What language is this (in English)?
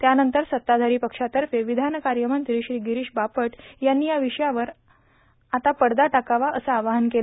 Marathi